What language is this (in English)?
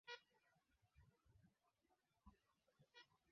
Swahili